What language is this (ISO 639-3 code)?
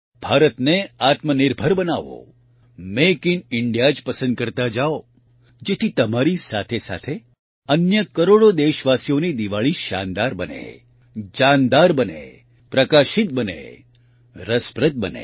guj